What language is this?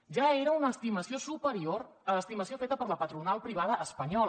Catalan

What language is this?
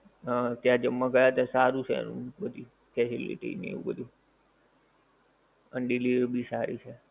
Gujarati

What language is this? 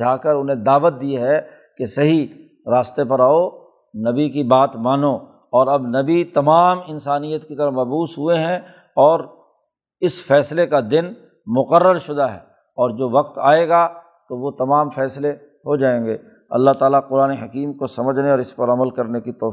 Urdu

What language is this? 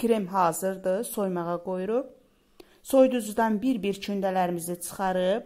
Turkish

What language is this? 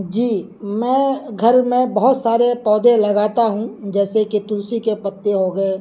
Urdu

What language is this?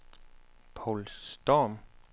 Danish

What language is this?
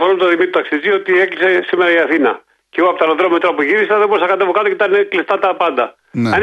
Greek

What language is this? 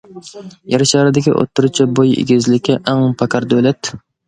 Uyghur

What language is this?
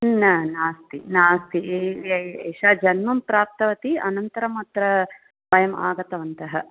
Sanskrit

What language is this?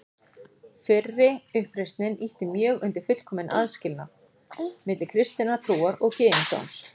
Icelandic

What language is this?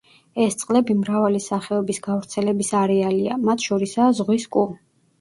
Georgian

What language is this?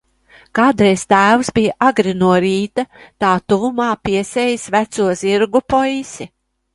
Latvian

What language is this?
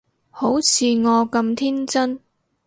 Cantonese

